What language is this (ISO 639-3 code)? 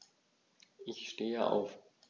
deu